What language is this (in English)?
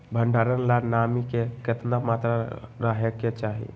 Magahi